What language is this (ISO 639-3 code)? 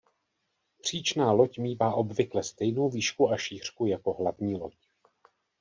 ces